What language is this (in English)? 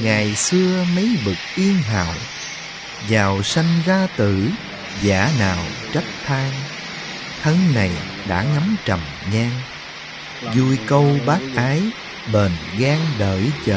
Vietnamese